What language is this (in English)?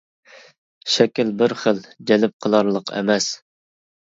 Uyghur